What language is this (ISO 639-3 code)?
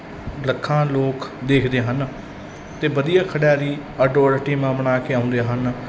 pan